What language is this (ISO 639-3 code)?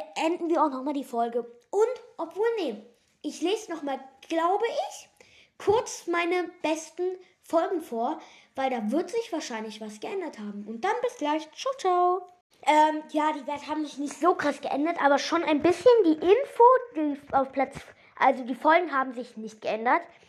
deu